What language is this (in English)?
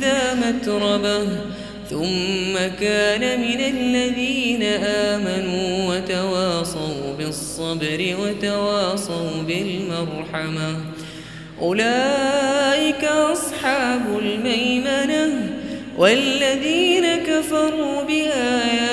Arabic